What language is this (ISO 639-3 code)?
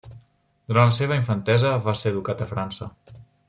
cat